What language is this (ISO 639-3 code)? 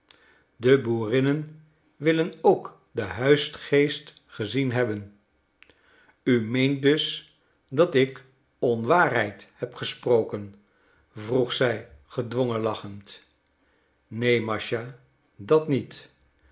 nld